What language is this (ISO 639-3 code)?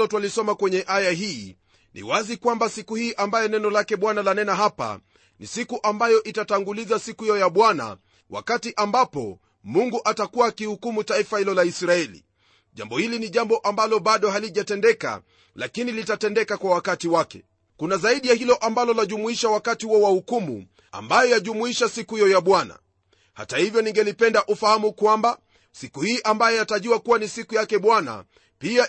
swa